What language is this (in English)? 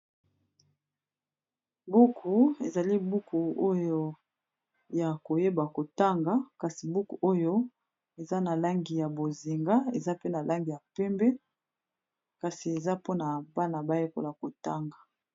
Lingala